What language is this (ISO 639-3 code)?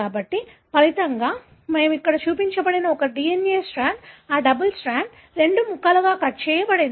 tel